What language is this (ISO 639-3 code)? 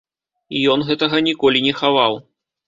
bel